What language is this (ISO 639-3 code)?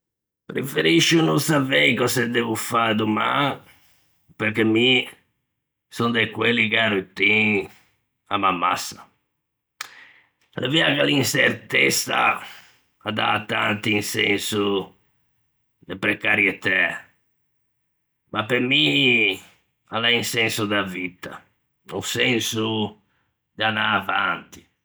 lij